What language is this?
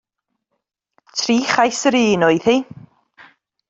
Welsh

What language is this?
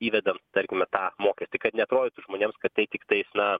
Lithuanian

